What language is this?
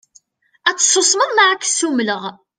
Kabyle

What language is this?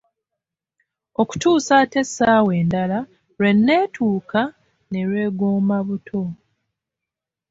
Ganda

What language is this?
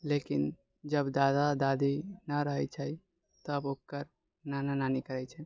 Maithili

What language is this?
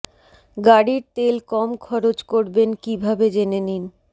Bangla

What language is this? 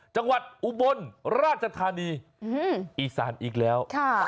Thai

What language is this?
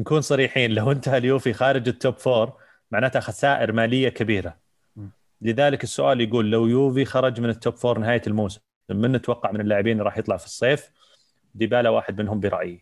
Arabic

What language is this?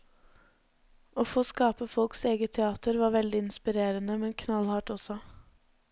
Norwegian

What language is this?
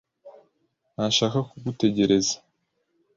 Kinyarwanda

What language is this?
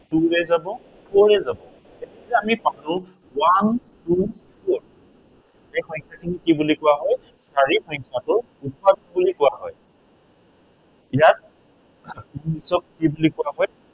Assamese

